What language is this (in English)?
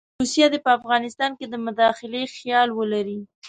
Pashto